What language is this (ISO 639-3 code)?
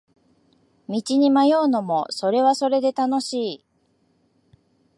jpn